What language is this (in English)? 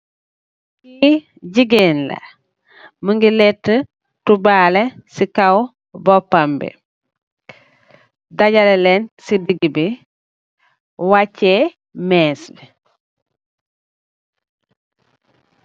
Wolof